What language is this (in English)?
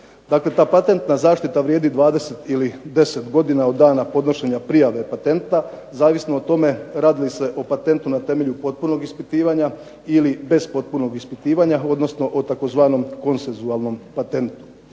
Croatian